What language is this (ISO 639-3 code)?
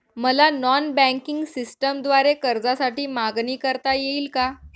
mar